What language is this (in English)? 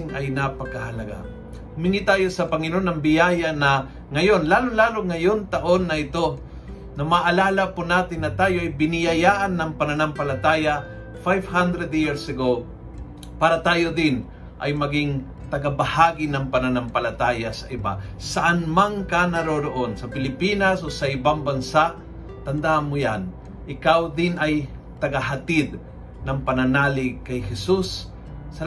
Filipino